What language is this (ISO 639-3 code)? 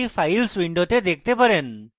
ben